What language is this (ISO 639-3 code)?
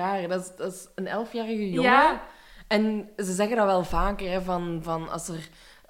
nld